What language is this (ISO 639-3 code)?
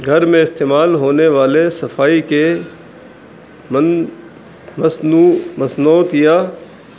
urd